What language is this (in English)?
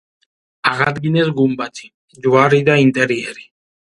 Georgian